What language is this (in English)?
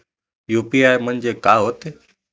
Marathi